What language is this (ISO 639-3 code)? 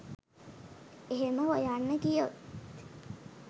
sin